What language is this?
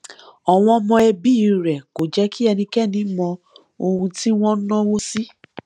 Yoruba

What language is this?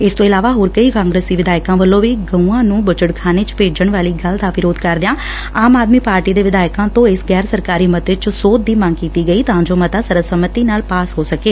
Punjabi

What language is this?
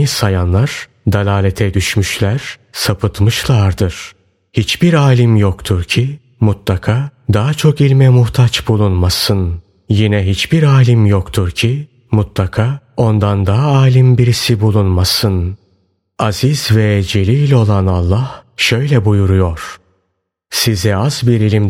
Turkish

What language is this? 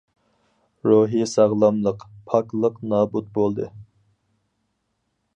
Uyghur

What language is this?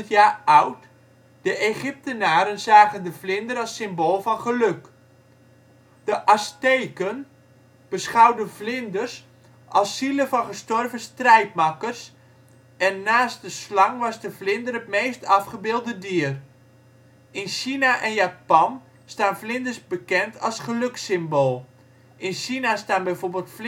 Dutch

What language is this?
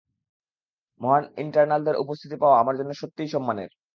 Bangla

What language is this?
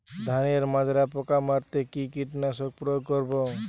Bangla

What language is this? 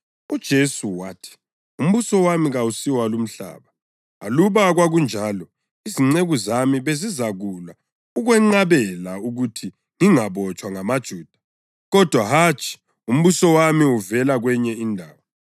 North Ndebele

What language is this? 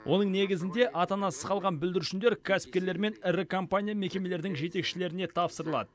Kazakh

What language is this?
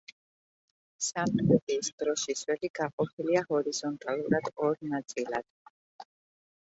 Georgian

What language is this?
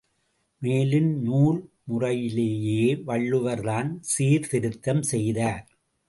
Tamil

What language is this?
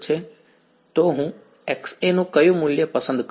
Gujarati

